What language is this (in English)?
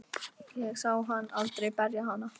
Icelandic